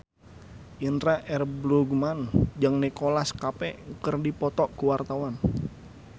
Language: Sundanese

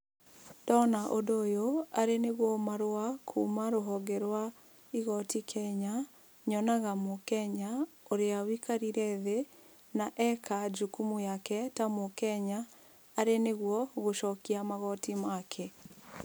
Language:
Kikuyu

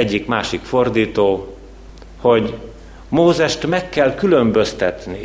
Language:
Hungarian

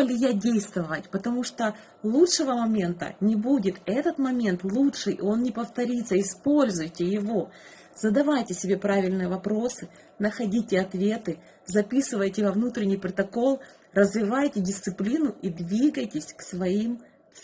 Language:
Russian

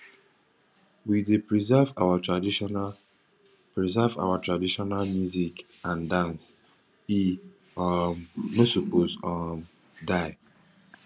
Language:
Nigerian Pidgin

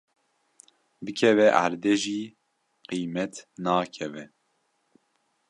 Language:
Kurdish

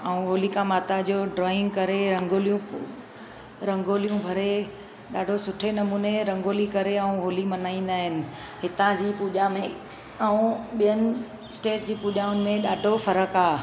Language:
Sindhi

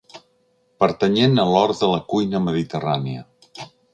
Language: Catalan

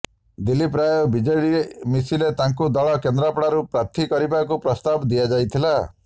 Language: Odia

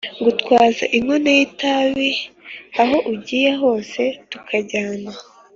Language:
Kinyarwanda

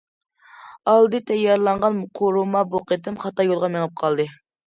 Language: Uyghur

